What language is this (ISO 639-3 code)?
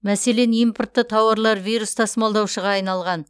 kaz